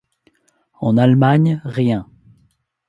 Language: French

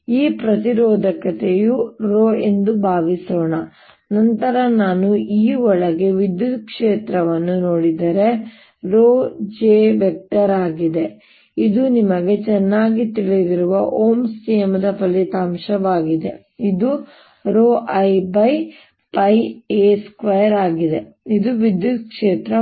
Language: Kannada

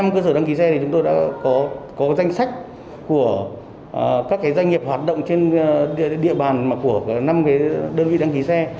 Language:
Vietnamese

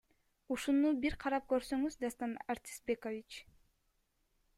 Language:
Kyrgyz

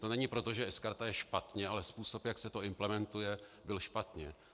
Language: Czech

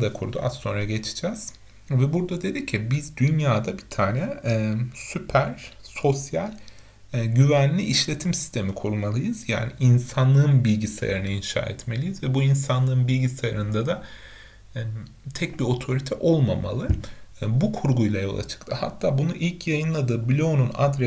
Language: Turkish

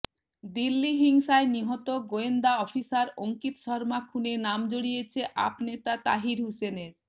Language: Bangla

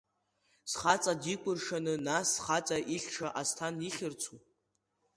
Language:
Abkhazian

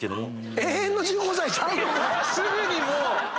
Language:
Japanese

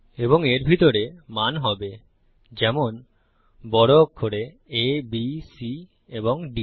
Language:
Bangla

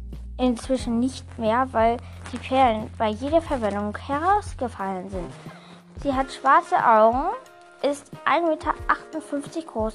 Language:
German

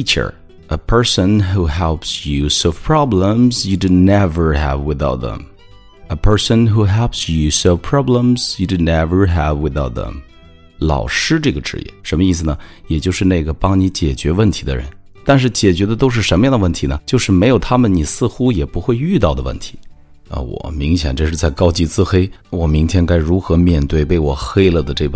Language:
Chinese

